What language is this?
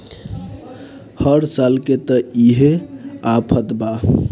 Bhojpuri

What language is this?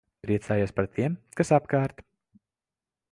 Latvian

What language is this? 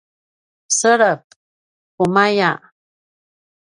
Paiwan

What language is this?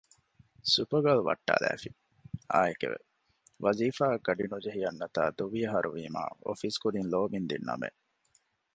Divehi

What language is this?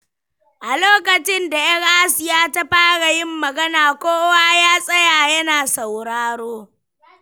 Hausa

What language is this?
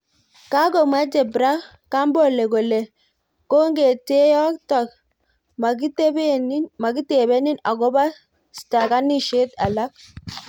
Kalenjin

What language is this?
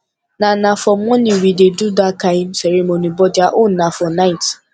Nigerian Pidgin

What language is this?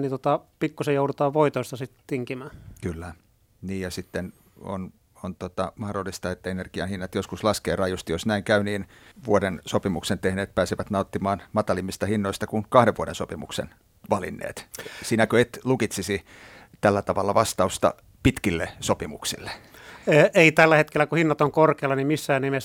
Finnish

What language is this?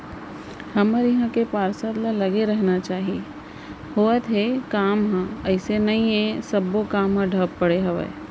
Chhattisgarhi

